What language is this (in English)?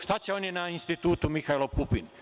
Serbian